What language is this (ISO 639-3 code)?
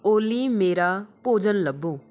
pan